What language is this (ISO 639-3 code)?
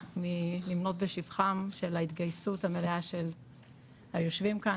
heb